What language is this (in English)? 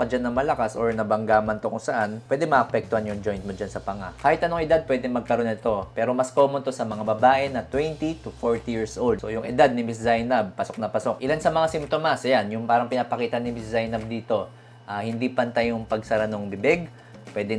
Filipino